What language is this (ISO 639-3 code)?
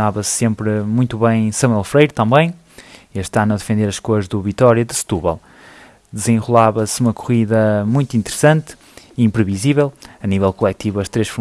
por